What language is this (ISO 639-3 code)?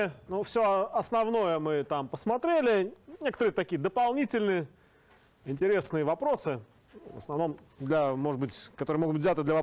rus